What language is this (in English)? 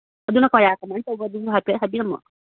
Manipuri